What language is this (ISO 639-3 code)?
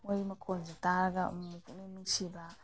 mni